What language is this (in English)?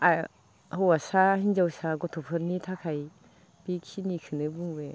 Bodo